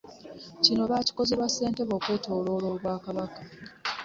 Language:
Ganda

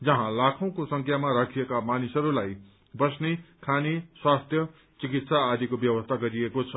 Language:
Nepali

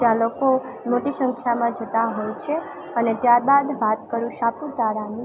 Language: Gujarati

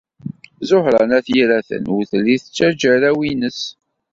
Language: Kabyle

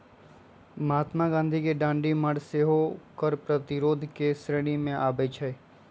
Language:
Magahi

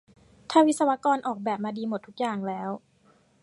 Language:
Thai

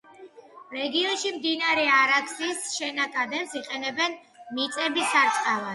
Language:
Georgian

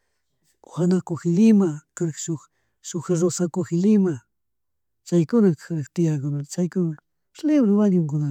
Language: Chimborazo Highland Quichua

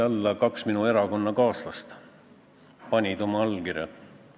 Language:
Estonian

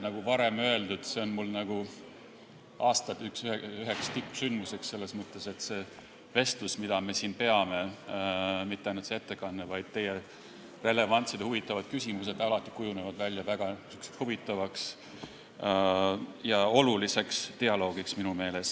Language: Estonian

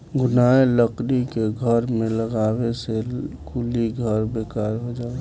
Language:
Bhojpuri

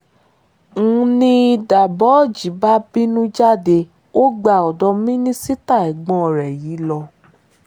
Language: Yoruba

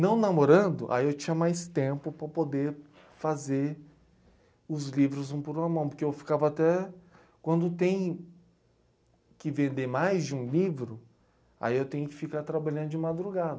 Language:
Portuguese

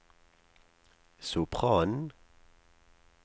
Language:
Norwegian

